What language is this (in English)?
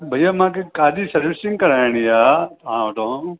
Sindhi